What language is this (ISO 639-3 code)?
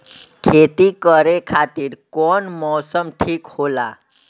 bho